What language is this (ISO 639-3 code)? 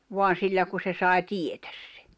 fin